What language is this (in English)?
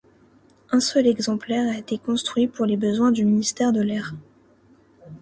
French